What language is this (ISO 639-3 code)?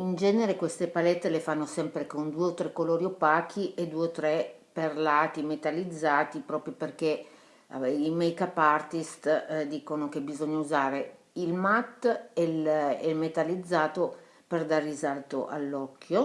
ita